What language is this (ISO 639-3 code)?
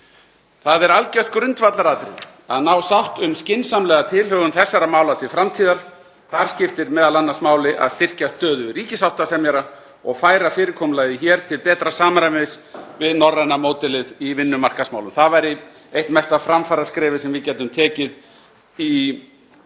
isl